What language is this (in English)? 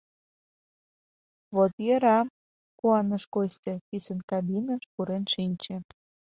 Mari